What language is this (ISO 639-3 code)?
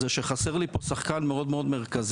heb